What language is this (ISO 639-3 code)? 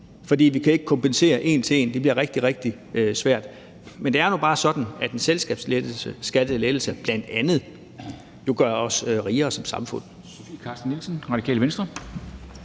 dan